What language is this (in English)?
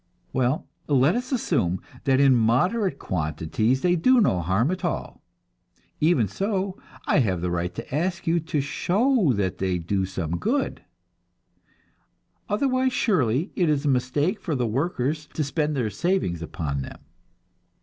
English